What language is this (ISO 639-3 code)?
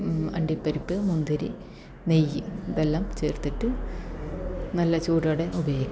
mal